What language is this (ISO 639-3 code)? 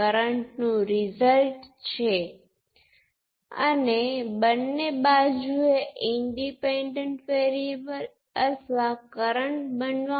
guj